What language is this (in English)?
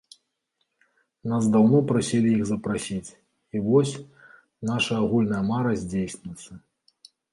Belarusian